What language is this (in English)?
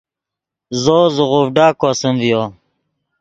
Yidgha